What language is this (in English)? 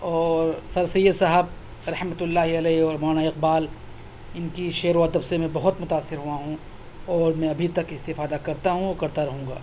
Urdu